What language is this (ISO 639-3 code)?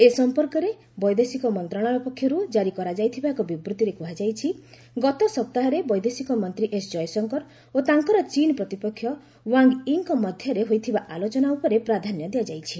ori